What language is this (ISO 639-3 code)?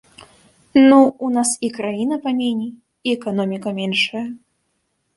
bel